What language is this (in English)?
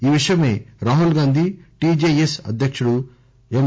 Telugu